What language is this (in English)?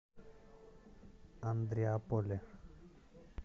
Russian